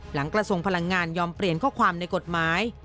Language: Thai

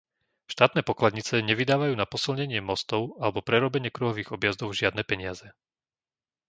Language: Slovak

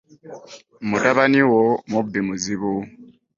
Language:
Ganda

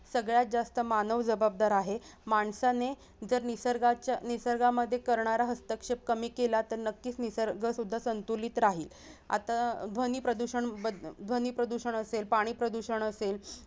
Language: Marathi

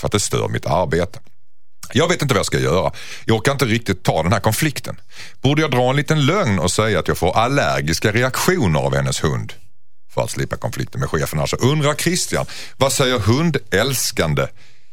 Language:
Swedish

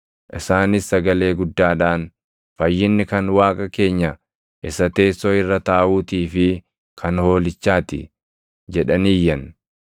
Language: Oromo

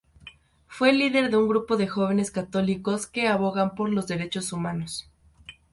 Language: Spanish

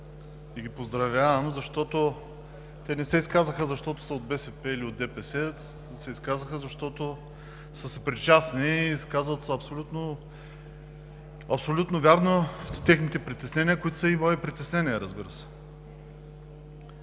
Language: Bulgarian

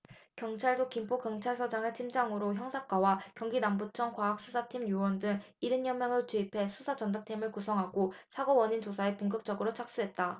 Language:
Korean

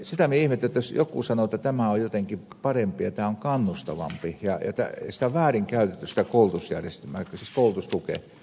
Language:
Finnish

